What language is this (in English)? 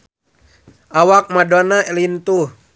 Sundanese